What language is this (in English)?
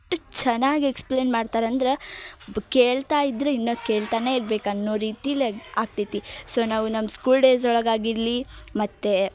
Kannada